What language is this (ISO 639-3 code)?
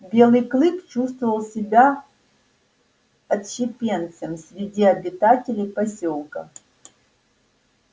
rus